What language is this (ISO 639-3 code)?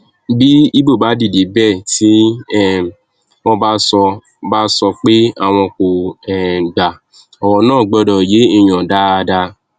yor